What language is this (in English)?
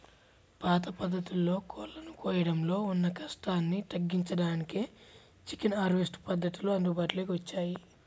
Telugu